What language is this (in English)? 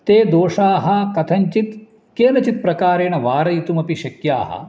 Sanskrit